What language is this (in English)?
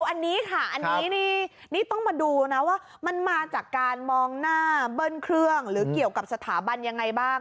Thai